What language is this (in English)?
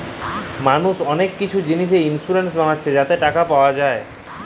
Bangla